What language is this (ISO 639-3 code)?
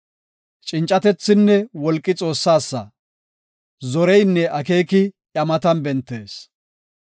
gof